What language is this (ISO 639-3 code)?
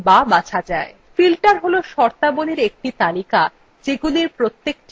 ben